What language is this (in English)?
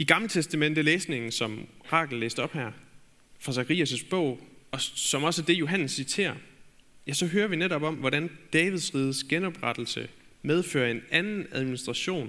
Danish